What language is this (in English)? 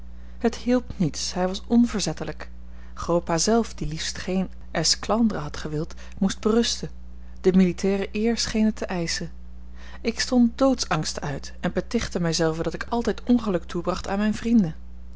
Dutch